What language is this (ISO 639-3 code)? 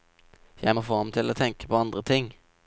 nor